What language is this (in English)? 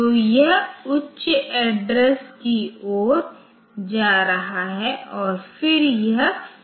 Hindi